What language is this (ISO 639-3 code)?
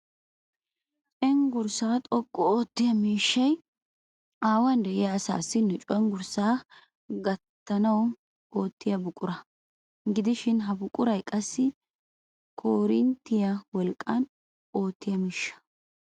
wal